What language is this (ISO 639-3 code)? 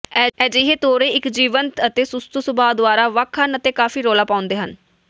pan